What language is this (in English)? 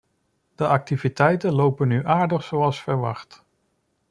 Dutch